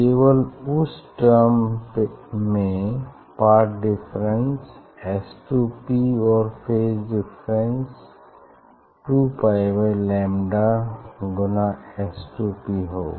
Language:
Hindi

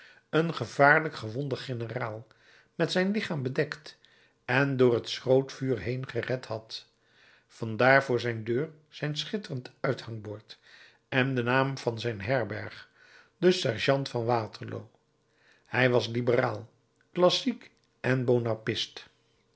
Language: Dutch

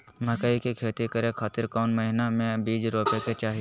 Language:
Magahi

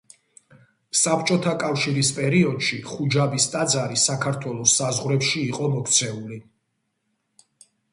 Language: Georgian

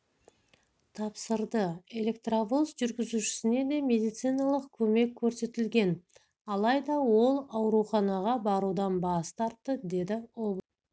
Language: Kazakh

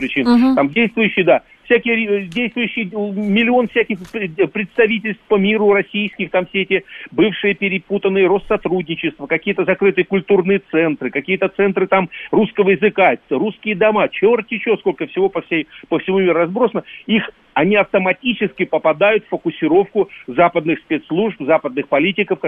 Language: Russian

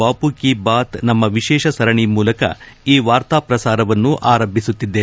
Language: Kannada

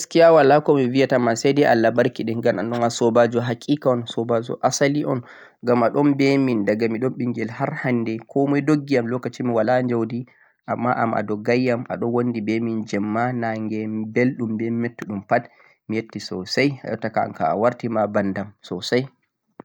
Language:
Central-Eastern Niger Fulfulde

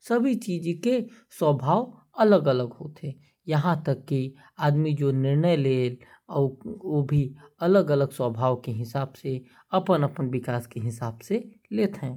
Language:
Korwa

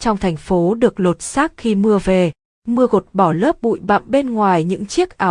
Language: Vietnamese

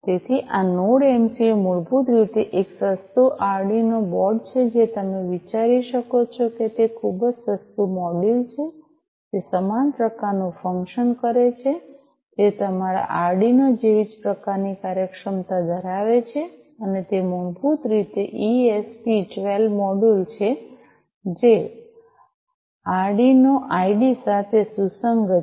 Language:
Gujarati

